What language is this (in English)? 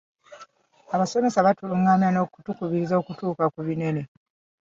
Ganda